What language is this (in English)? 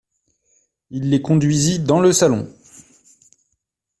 French